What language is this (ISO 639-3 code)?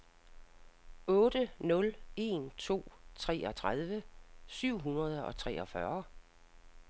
dan